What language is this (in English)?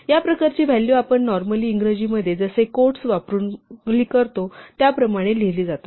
Marathi